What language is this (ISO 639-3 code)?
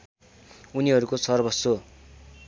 nep